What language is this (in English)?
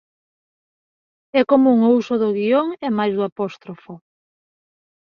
Galician